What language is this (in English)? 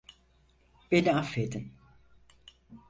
Turkish